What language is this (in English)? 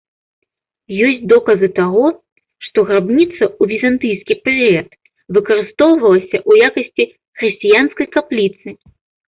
Belarusian